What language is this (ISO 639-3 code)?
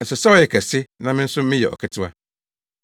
aka